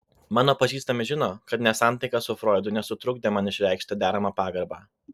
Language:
Lithuanian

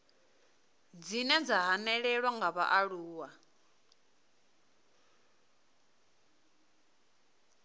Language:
Venda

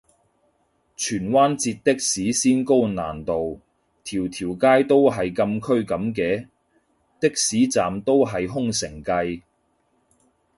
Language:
Cantonese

